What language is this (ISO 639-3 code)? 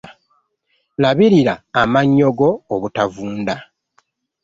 lug